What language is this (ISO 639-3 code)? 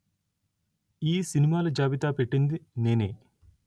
tel